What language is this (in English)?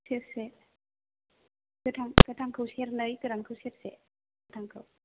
Bodo